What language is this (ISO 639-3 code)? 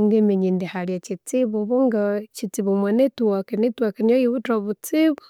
koo